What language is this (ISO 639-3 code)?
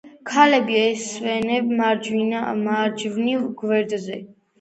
kat